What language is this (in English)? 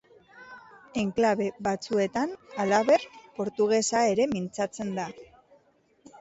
Basque